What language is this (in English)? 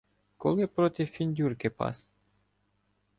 Ukrainian